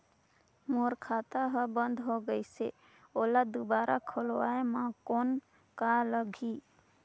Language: Chhattisgarhi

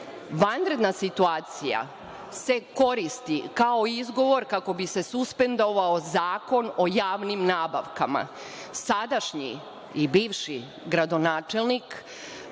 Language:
Serbian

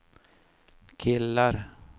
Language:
Swedish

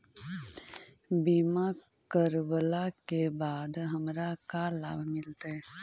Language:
Magahi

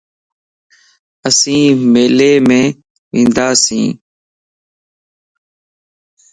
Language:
Lasi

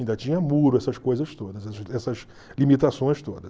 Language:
Portuguese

